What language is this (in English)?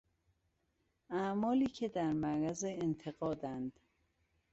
Persian